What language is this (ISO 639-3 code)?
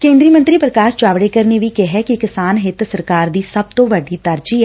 pan